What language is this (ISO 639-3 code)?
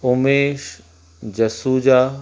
snd